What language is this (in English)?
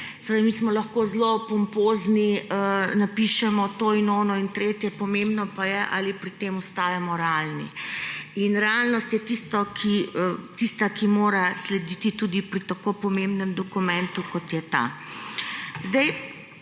Slovenian